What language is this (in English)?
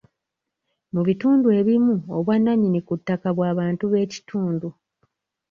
Ganda